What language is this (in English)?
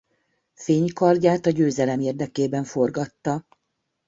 Hungarian